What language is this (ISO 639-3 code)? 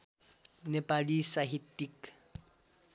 nep